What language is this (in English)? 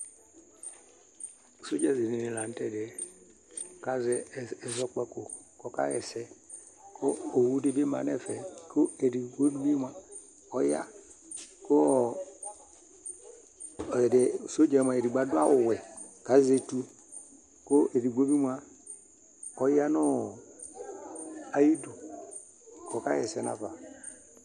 Ikposo